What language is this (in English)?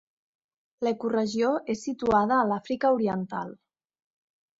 Catalan